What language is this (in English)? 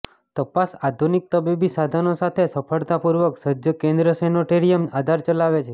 Gujarati